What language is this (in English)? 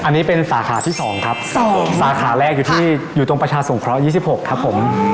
Thai